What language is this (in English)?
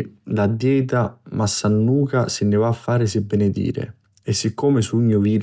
Sicilian